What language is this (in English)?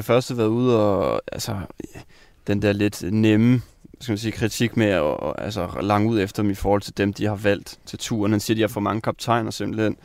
Danish